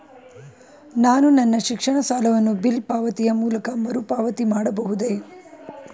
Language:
Kannada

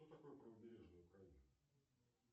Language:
Russian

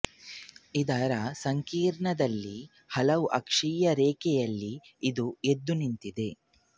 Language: Kannada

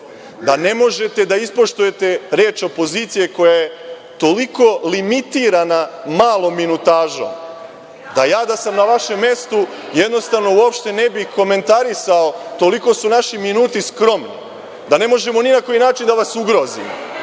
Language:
Serbian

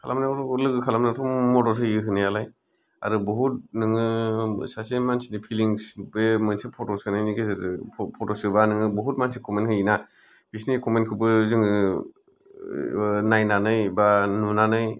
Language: Bodo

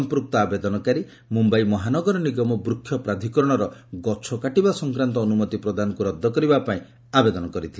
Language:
Odia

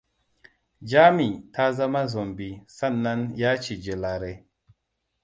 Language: Hausa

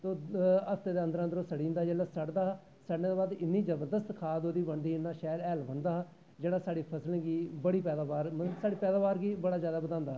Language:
Dogri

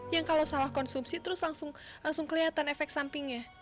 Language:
Indonesian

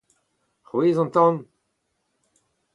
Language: Breton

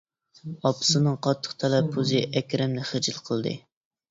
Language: Uyghur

